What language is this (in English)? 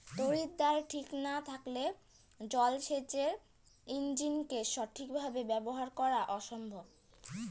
Bangla